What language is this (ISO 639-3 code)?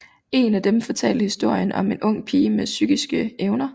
dan